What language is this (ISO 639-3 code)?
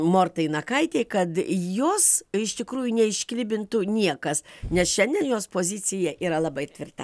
lit